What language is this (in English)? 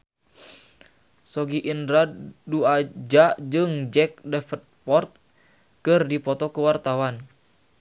Sundanese